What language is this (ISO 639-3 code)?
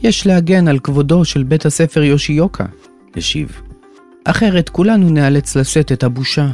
heb